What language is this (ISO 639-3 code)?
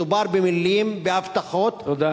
heb